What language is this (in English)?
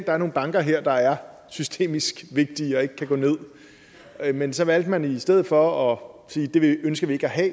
Danish